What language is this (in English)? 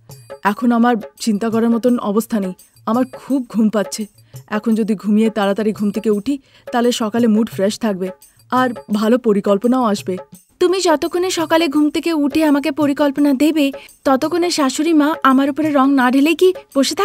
Bangla